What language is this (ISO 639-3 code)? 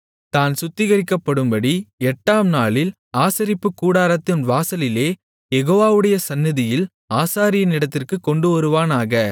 tam